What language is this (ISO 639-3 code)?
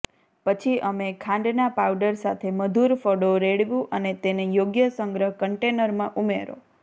guj